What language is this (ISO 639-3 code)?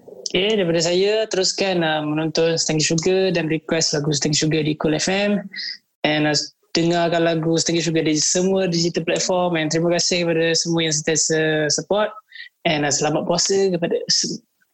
msa